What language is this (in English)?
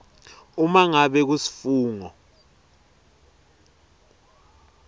Swati